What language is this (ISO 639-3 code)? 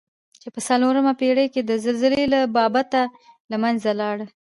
pus